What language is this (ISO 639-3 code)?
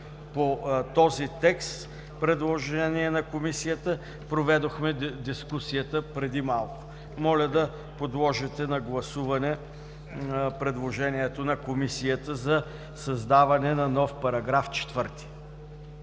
bul